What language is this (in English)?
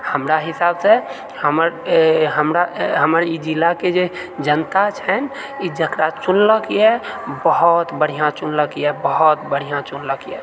Maithili